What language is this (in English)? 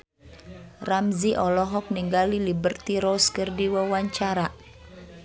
Sundanese